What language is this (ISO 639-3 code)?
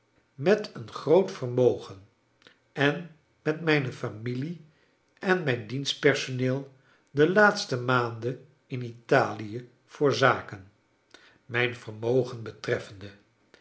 nld